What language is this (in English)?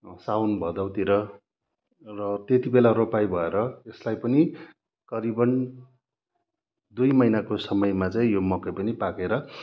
Nepali